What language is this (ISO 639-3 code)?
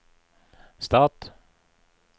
nor